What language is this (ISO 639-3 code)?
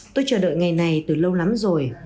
vie